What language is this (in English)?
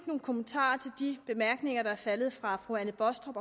Danish